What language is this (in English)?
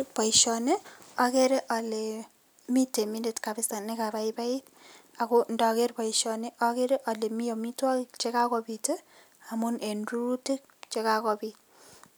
Kalenjin